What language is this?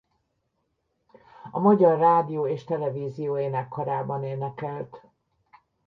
Hungarian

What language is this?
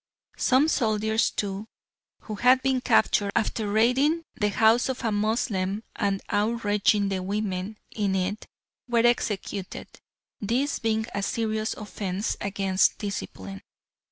English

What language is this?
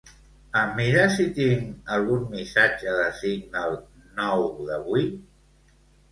Catalan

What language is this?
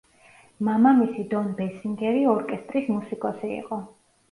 Georgian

